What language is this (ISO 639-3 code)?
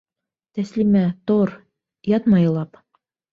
bak